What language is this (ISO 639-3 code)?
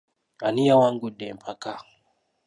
lug